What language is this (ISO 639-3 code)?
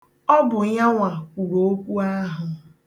ibo